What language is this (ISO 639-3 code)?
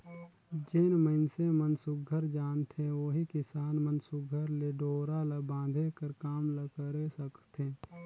hne